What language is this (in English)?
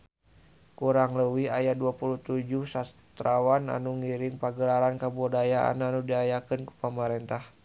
Sundanese